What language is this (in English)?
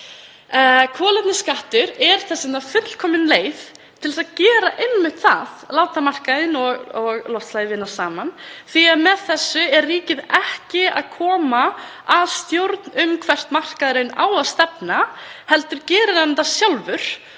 Icelandic